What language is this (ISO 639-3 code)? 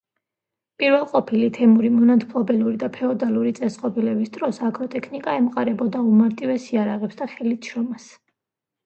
kat